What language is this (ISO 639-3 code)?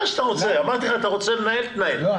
heb